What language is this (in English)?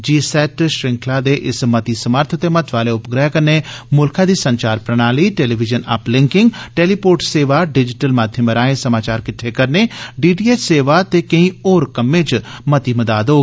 Dogri